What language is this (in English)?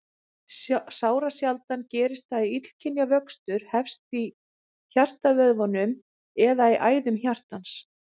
Icelandic